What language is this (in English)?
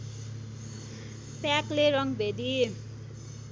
Nepali